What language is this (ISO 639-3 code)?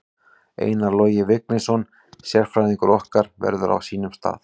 isl